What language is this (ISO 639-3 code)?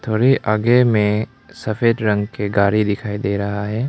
hin